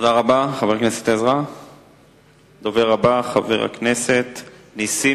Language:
Hebrew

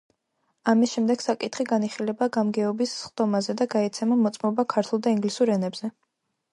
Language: Georgian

